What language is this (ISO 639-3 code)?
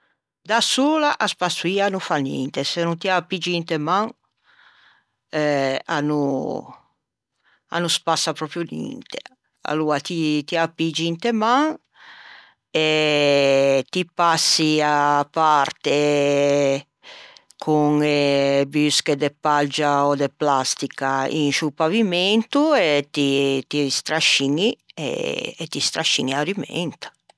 lij